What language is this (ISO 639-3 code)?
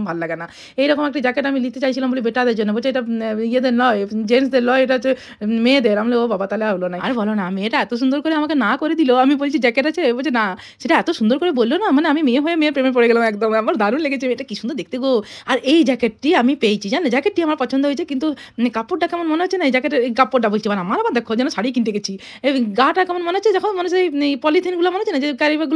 ben